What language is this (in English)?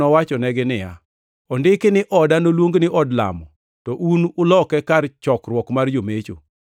Luo (Kenya and Tanzania)